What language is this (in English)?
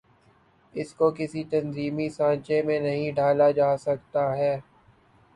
Urdu